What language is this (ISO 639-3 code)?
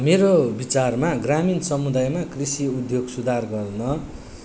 nep